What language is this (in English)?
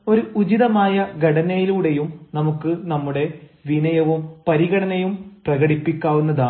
Malayalam